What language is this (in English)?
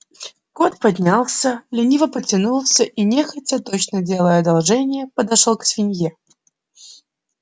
Russian